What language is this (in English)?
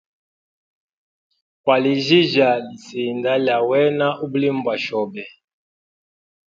Hemba